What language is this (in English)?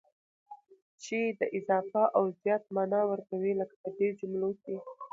Pashto